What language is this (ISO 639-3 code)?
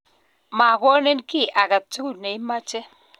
kln